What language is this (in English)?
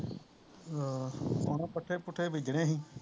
Punjabi